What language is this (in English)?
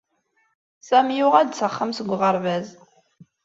Kabyle